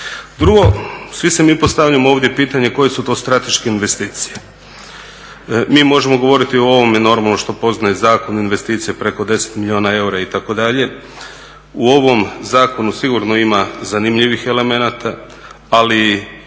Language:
Croatian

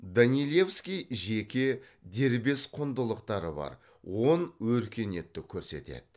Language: Kazakh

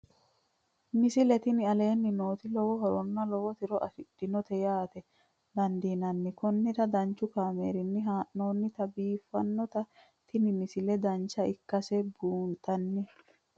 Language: Sidamo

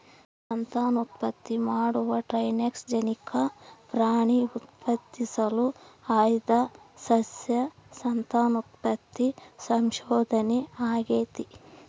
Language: Kannada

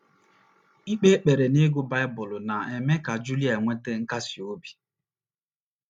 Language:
Igbo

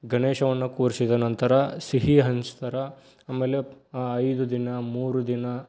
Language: Kannada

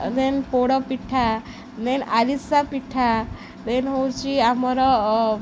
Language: Odia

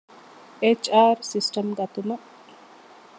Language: Divehi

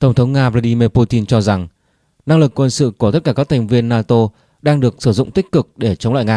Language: Vietnamese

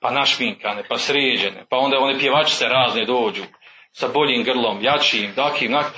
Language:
Croatian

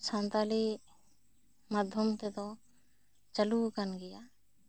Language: Santali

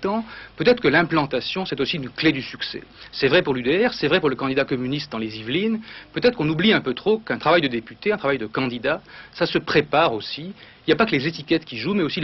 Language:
French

